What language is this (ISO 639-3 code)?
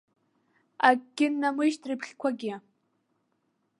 abk